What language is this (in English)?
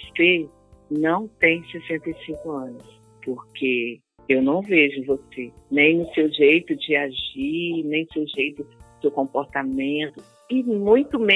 Portuguese